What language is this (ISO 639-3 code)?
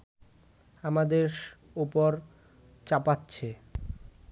ben